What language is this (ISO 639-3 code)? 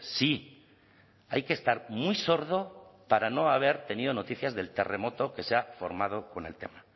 spa